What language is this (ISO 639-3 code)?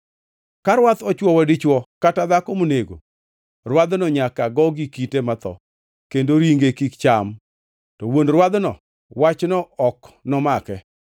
luo